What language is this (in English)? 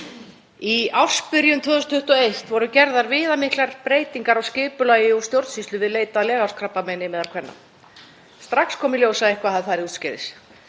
Icelandic